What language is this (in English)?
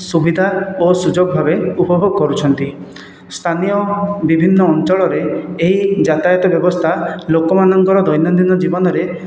Odia